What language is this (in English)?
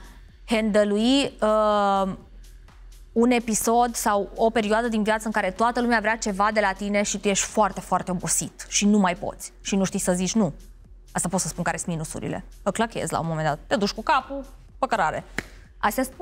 Romanian